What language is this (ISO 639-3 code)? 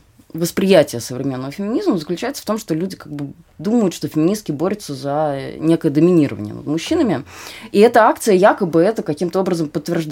rus